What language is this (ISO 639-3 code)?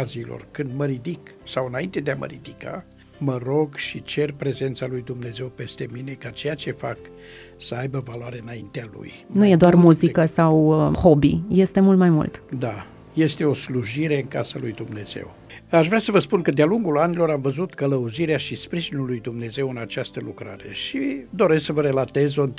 ron